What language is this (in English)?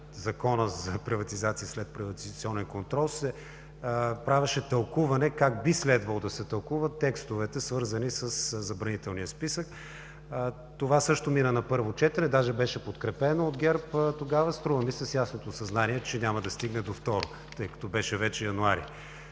Bulgarian